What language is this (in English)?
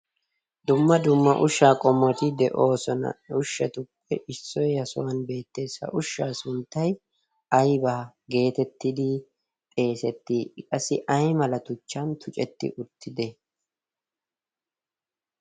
Wolaytta